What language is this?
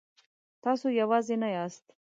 Pashto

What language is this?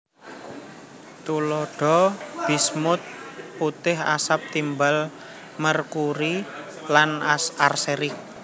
Javanese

